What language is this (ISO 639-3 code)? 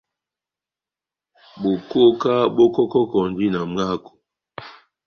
bnm